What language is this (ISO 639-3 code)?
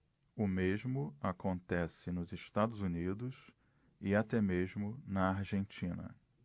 por